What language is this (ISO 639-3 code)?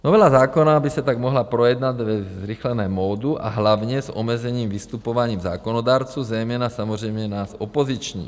ces